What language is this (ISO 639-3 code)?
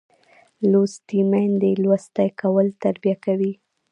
pus